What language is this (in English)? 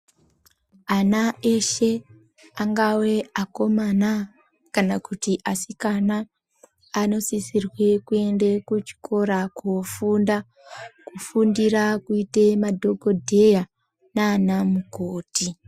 Ndau